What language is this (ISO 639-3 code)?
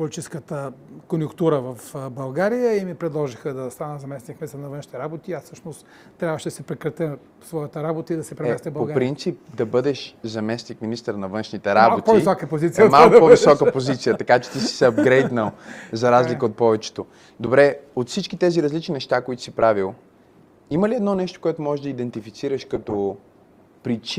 bul